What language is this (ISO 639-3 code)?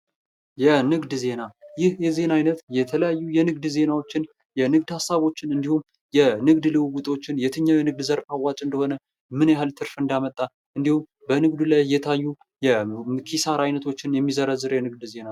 amh